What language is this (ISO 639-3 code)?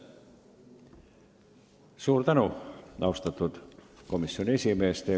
est